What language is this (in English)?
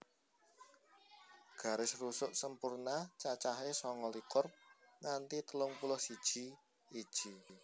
Javanese